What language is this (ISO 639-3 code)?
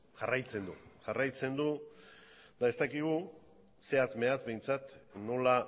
eus